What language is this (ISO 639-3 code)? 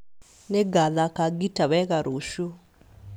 kik